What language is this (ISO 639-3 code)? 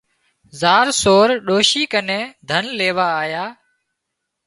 kxp